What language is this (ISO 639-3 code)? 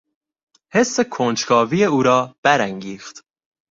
fas